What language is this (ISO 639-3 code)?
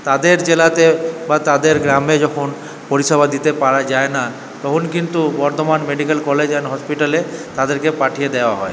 ben